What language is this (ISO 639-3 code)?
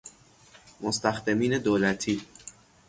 fas